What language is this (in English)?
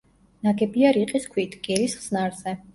Georgian